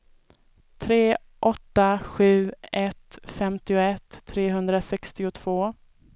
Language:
Swedish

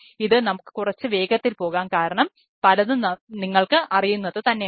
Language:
Malayalam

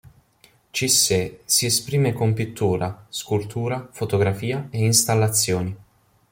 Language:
Italian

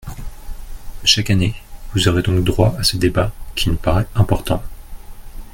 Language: French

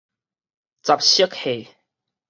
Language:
Min Nan Chinese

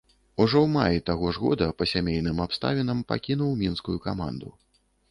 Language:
Belarusian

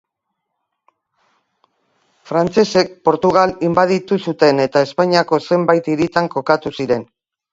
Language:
Basque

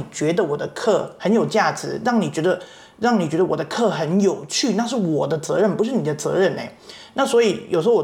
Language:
Chinese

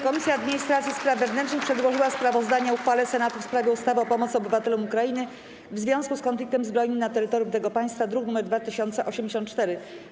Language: Polish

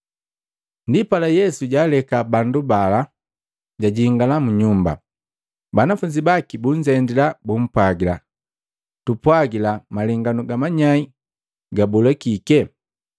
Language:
Matengo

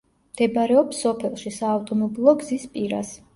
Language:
Georgian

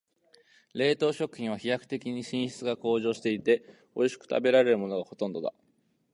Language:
Japanese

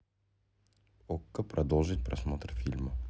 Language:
Russian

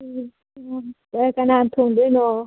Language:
Manipuri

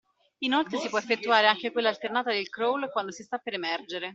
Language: Italian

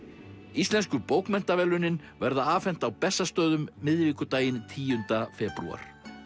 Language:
Icelandic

